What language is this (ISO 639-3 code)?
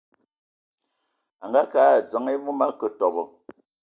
ewo